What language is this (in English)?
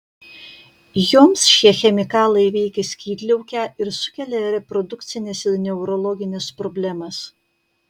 Lithuanian